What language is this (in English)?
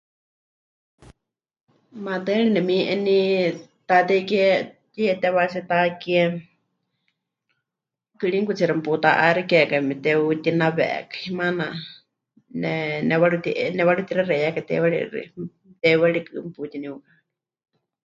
Huichol